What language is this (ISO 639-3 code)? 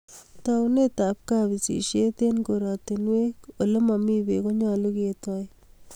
kln